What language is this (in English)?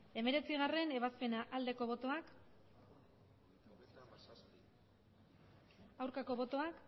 Basque